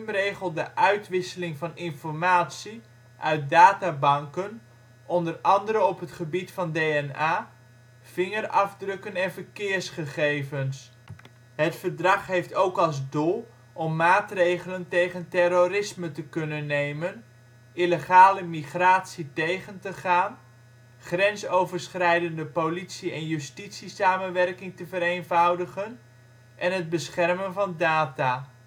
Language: Dutch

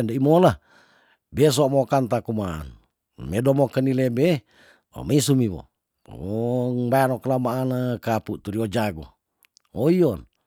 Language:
Tondano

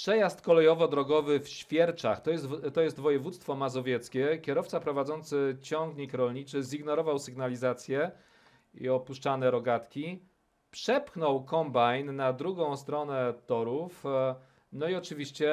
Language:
Polish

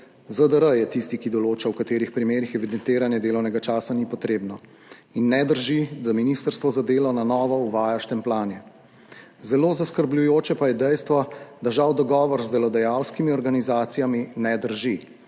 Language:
Slovenian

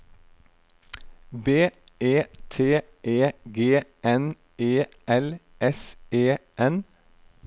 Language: Norwegian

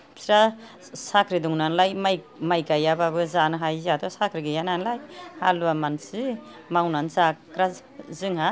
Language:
Bodo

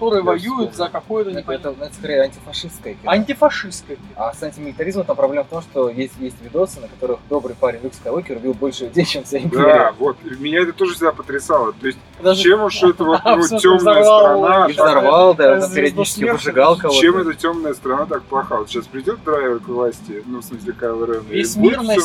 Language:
Russian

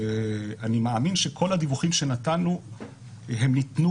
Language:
Hebrew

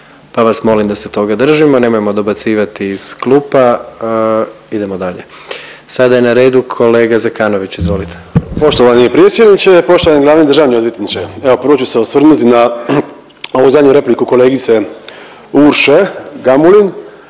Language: Croatian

